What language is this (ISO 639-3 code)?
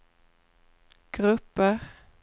swe